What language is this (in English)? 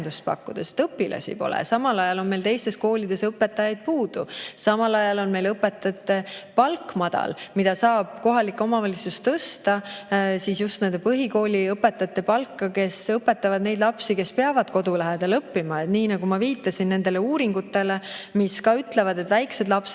Estonian